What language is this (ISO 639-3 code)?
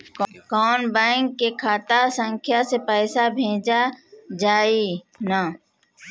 bho